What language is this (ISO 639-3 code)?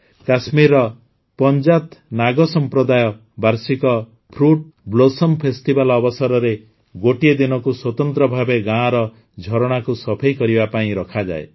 ori